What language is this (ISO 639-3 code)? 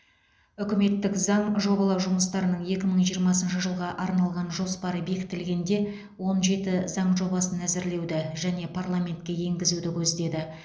kaz